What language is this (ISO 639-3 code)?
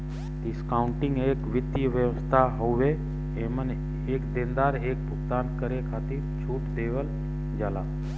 bho